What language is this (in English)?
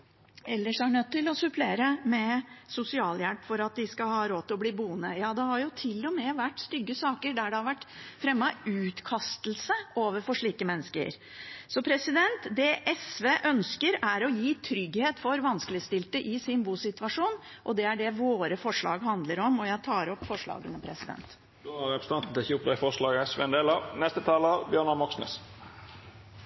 Norwegian